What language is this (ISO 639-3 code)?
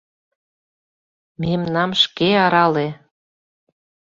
chm